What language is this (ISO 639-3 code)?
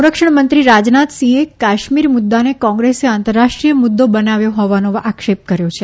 guj